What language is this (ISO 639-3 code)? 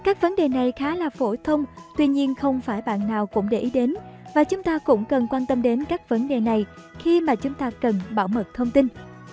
vie